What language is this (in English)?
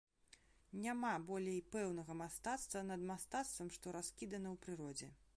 Belarusian